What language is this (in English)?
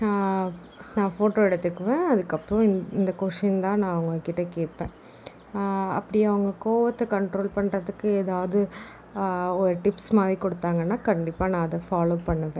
Tamil